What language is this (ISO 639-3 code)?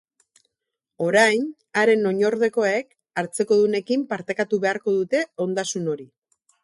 eus